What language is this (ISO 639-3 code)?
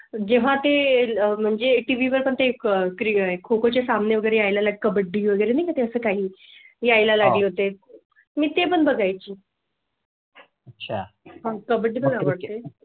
mar